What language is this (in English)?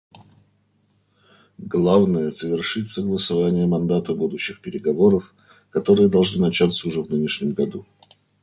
Russian